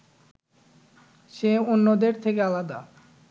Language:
Bangla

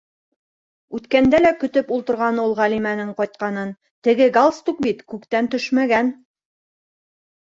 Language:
Bashkir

